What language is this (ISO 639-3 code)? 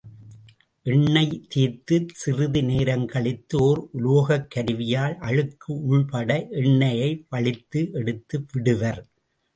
tam